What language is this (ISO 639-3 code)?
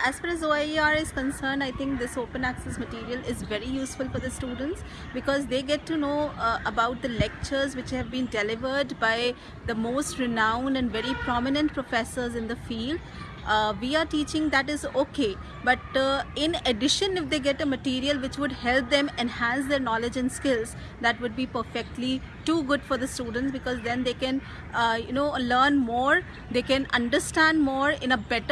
eng